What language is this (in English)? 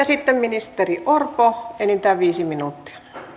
Finnish